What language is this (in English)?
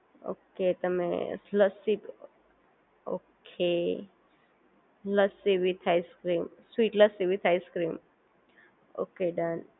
Gujarati